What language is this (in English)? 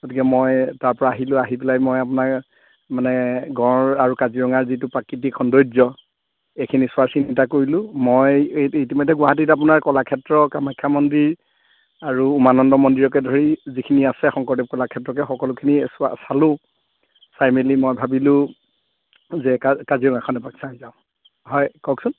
Assamese